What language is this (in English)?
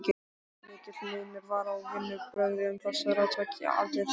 Icelandic